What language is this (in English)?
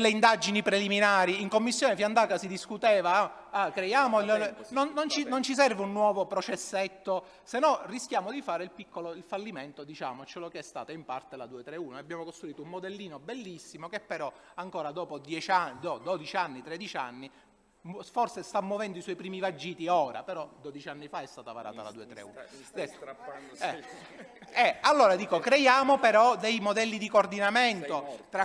Italian